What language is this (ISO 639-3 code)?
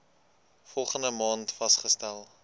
afr